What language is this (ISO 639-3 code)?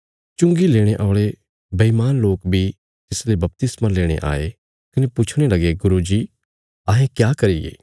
kfs